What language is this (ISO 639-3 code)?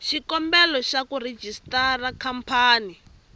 tso